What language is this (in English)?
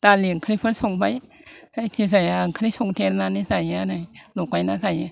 Bodo